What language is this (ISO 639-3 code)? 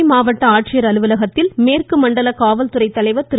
tam